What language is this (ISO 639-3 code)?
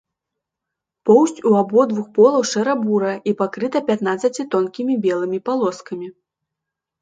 bel